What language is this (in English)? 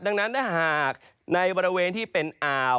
Thai